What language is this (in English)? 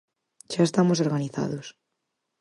Galician